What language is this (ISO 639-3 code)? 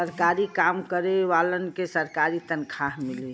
bho